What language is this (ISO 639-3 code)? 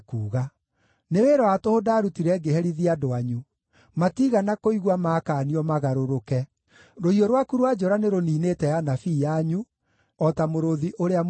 kik